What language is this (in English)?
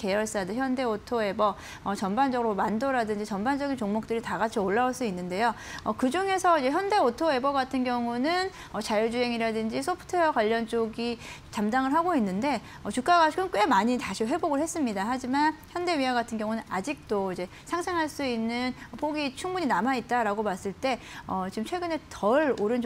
Korean